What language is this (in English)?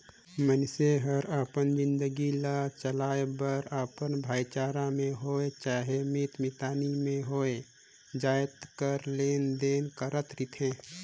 Chhattisgarhi